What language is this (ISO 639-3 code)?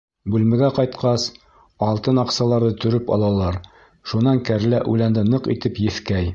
bak